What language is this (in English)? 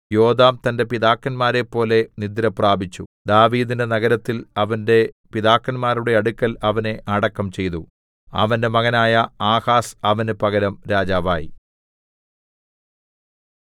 Malayalam